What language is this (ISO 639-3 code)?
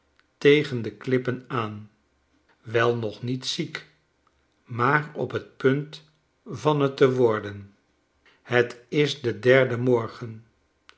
nld